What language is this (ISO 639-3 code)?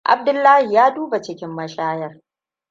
hau